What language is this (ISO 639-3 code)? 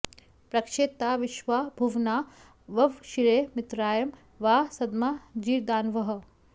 san